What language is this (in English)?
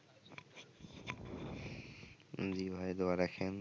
Bangla